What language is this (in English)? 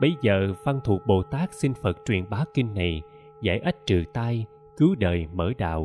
Vietnamese